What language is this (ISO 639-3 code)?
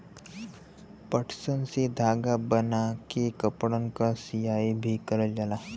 bho